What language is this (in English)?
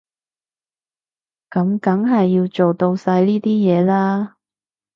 Cantonese